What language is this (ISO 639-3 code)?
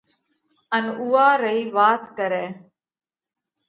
kvx